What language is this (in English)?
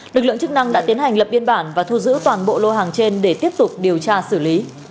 Vietnamese